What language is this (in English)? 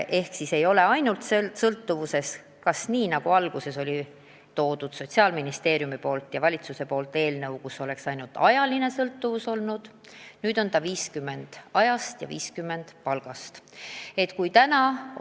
Estonian